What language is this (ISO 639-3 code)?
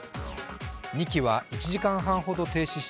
jpn